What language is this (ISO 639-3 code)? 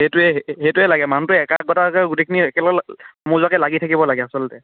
asm